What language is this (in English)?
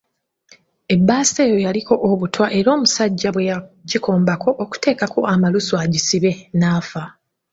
Ganda